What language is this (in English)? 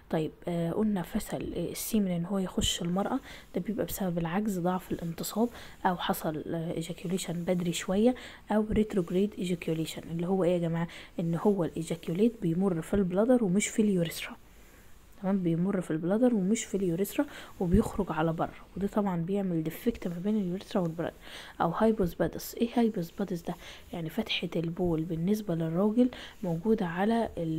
Arabic